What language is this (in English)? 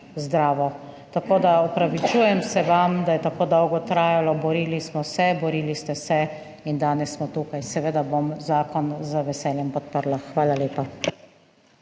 Slovenian